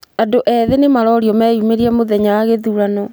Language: Kikuyu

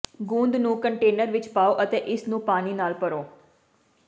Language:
Punjabi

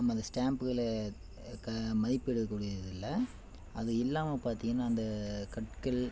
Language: Tamil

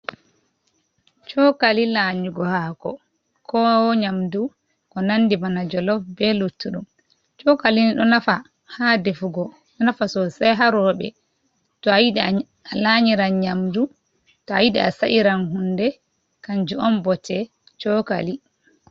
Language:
Fula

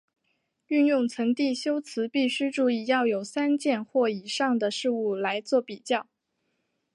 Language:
Chinese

